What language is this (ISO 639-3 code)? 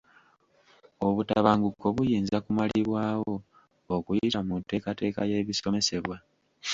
lug